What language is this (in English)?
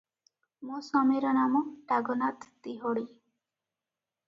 Odia